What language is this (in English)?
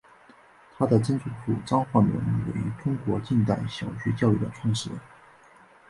Chinese